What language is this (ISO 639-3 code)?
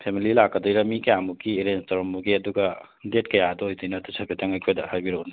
mni